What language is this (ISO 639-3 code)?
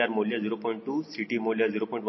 kan